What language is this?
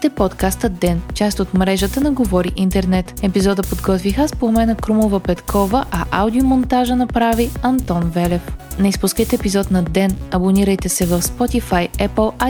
Bulgarian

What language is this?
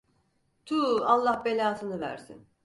Turkish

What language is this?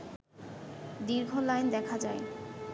Bangla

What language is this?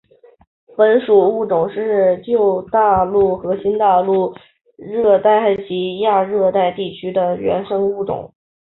Chinese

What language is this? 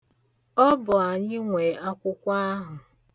Igbo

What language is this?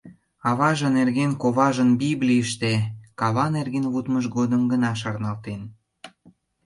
Mari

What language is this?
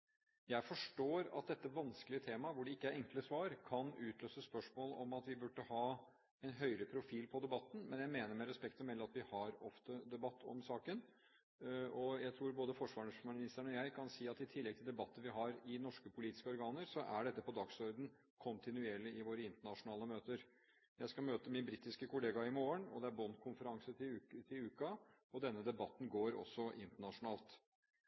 Norwegian Bokmål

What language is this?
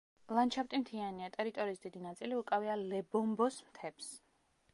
Georgian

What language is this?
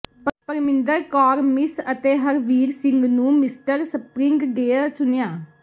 Punjabi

